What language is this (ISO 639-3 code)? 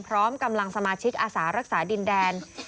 tha